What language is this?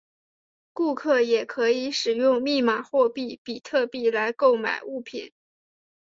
Chinese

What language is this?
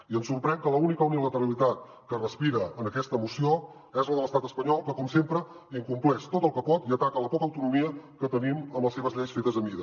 Catalan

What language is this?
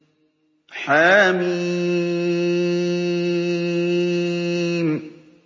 Arabic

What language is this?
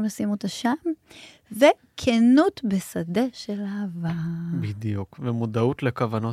Hebrew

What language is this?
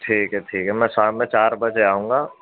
Urdu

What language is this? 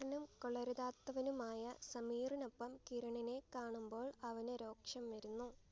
Malayalam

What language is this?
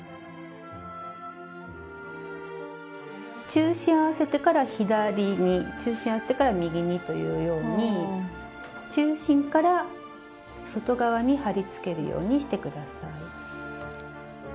Japanese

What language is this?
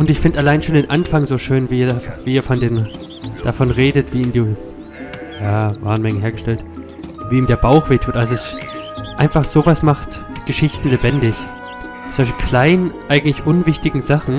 German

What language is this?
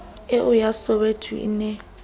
Southern Sotho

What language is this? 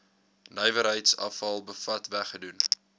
Afrikaans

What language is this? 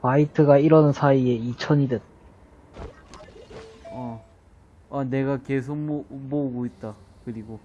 Korean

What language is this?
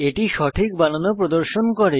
Bangla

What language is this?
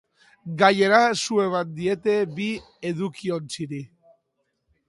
Basque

